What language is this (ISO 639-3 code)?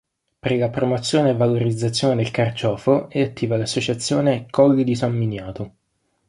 ita